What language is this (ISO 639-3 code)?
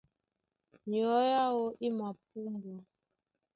dua